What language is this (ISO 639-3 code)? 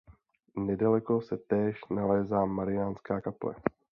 ces